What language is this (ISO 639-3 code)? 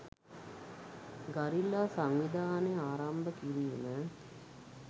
sin